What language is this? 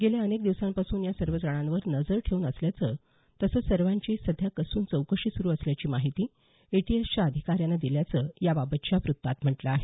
Marathi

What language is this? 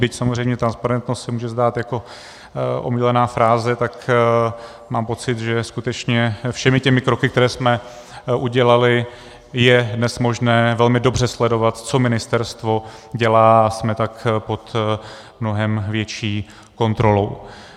Czech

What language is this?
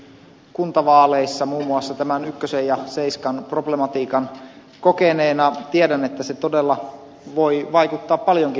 Finnish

